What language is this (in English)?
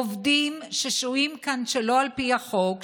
Hebrew